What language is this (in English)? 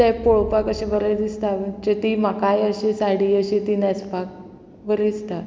Konkani